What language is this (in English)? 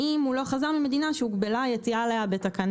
Hebrew